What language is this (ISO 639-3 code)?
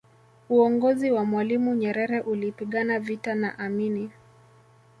swa